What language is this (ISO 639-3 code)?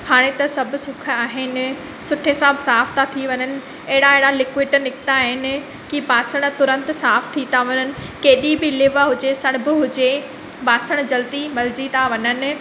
snd